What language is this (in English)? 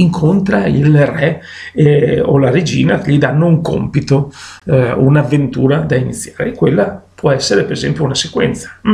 Italian